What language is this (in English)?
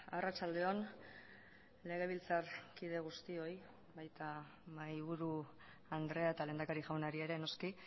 Basque